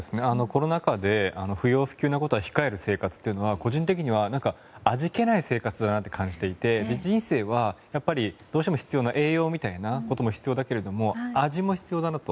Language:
Japanese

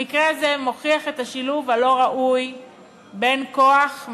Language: Hebrew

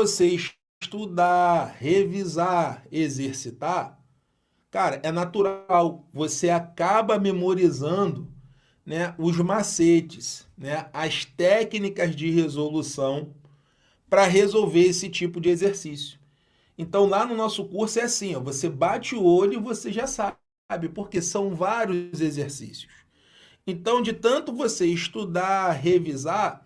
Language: Portuguese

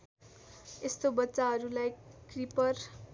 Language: Nepali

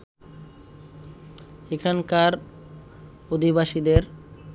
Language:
Bangla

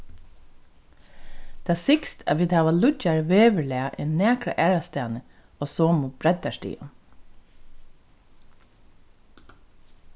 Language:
Faroese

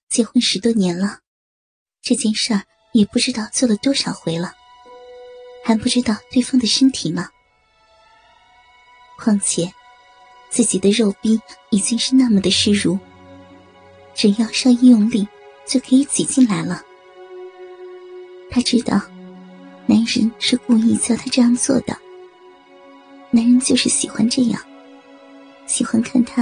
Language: Chinese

